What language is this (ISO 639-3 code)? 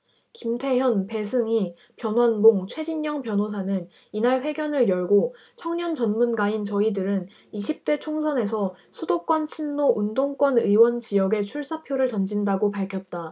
kor